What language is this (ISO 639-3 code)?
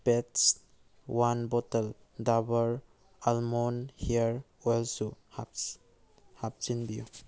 mni